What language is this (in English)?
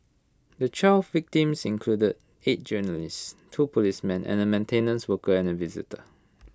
English